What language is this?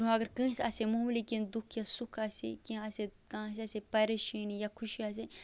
Kashmiri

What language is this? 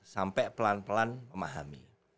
Indonesian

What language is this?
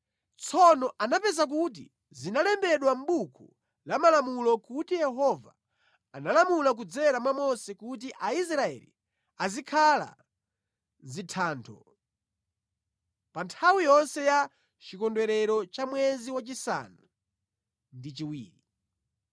Nyanja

